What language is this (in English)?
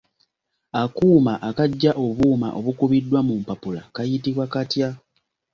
Ganda